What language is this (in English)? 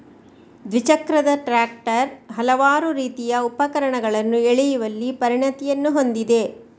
Kannada